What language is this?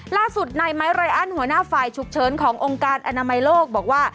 Thai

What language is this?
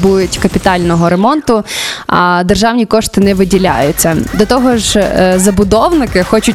Ukrainian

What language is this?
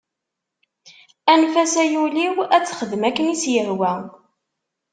Kabyle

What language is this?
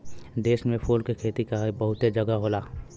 Bhojpuri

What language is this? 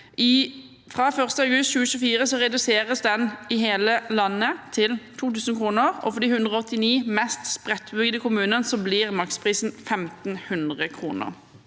Norwegian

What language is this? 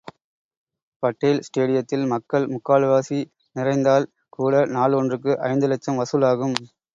Tamil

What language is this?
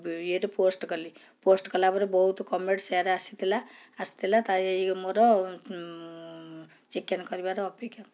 Odia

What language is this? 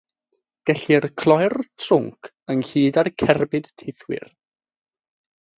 Welsh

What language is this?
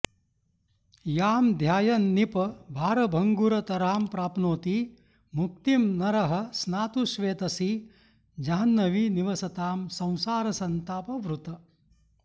Sanskrit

